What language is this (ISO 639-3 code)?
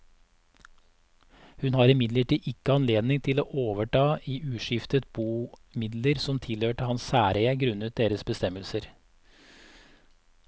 nor